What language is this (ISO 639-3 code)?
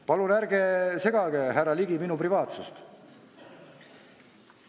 est